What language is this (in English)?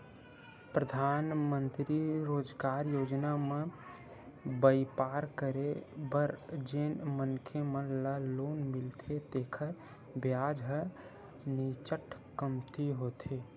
Chhattisgarhi